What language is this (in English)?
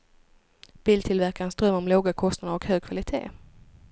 Swedish